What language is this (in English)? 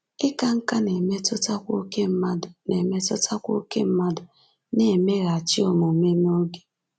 Igbo